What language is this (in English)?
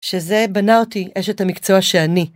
Hebrew